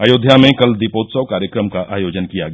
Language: Hindi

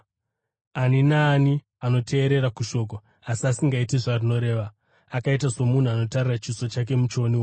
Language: Shona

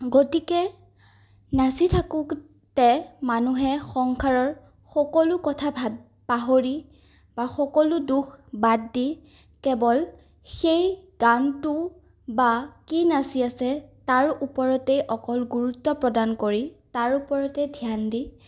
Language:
Assamese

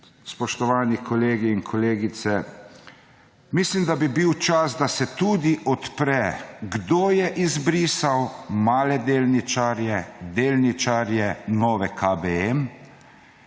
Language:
Slovenian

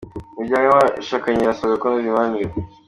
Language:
Kinyarwanda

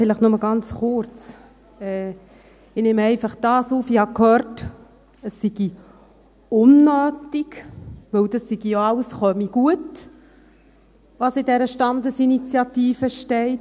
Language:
Swiss German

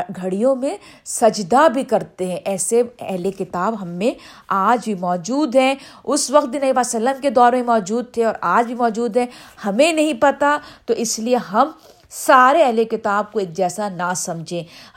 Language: Urdu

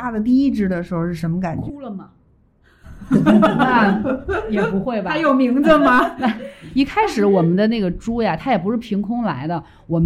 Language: Chinese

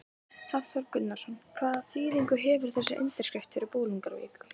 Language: Icelandic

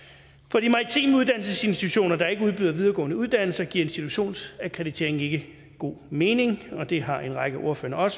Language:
Danish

